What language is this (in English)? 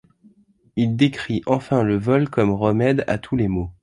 French